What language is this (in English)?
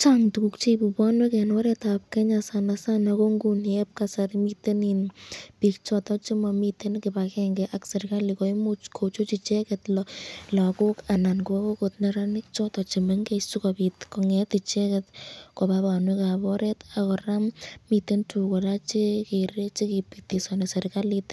Kalenjin